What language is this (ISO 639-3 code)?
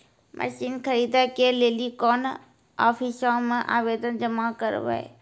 mai